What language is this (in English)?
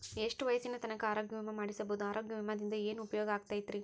Kannada